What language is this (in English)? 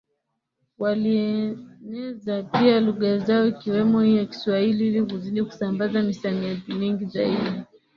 Swahili